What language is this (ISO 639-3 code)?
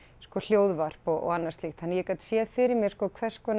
isl